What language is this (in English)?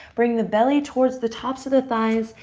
English